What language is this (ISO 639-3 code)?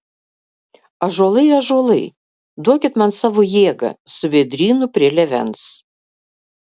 lit